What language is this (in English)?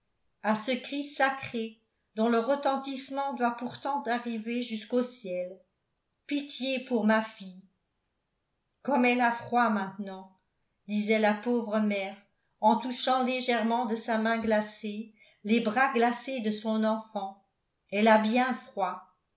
French